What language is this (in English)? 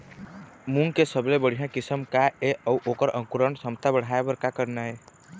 Chhattisgarhi